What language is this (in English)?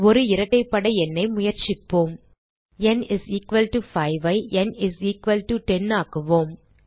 Tamil